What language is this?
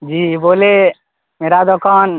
Urdu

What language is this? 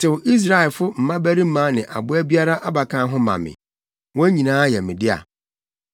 Akan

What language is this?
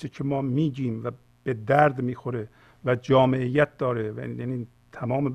Persian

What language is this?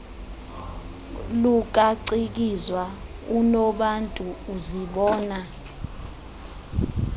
Xhosa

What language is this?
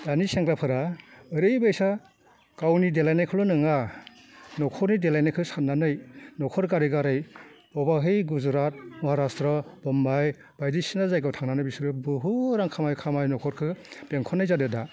Bodo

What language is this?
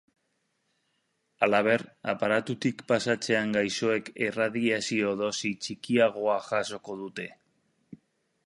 Basque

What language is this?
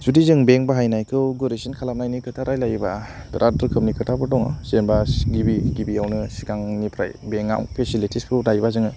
Bodo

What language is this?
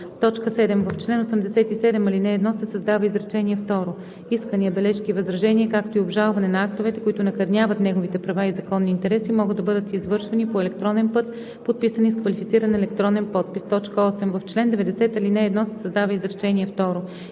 Bulgarian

